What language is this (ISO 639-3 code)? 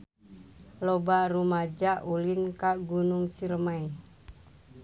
sun